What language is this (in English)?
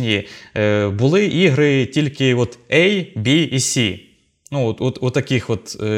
Ukrainian